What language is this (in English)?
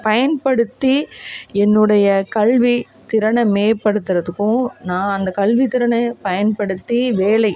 Tamil